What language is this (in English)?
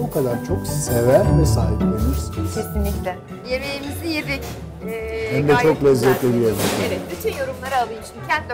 Turkish